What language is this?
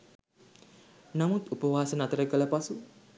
Sinhala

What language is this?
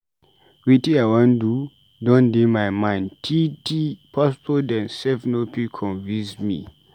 Nigerian Pidgin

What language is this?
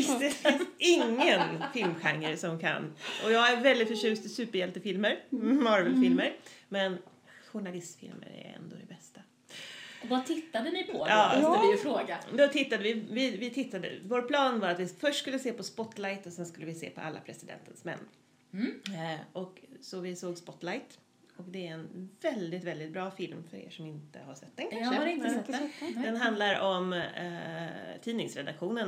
Swedish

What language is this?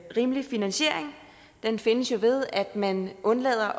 Danish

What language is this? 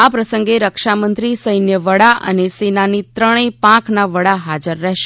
Gujarati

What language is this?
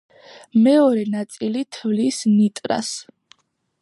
Georgian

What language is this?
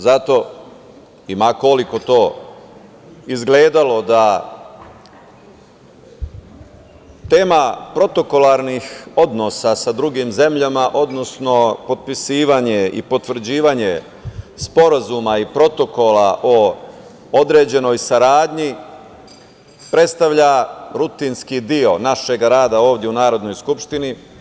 Serbian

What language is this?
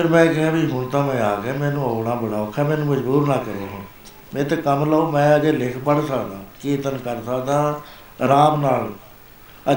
Punjabi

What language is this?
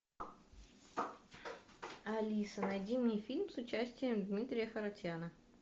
Russian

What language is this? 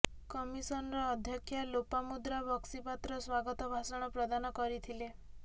Odia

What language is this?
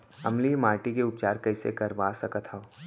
Chhattisgarhi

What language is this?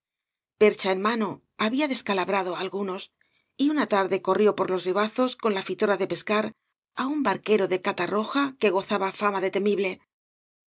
Spanish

